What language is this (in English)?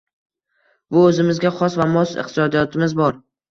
Uzbek